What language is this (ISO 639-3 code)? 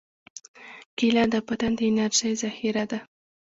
pus